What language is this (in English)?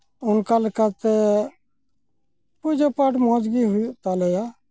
Santali